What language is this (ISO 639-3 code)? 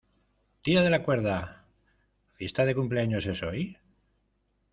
spa